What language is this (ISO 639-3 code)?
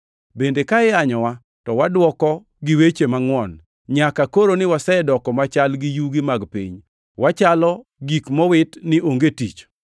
luo